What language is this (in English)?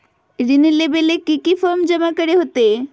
Magahi